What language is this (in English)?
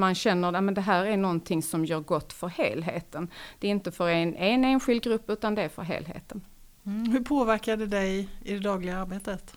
Swedish